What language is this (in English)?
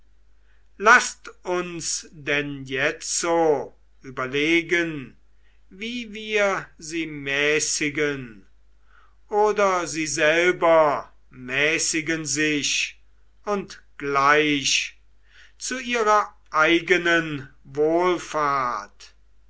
German